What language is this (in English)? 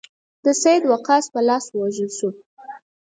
Pashto